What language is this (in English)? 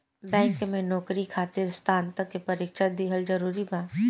Bhojpuri